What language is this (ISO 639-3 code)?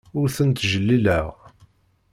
kab